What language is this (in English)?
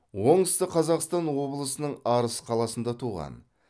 Kazakh